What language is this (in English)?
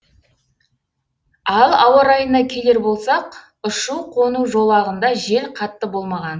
Kazakh